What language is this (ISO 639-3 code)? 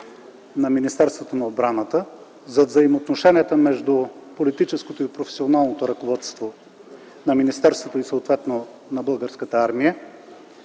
bul